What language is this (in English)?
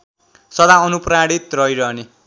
Nepali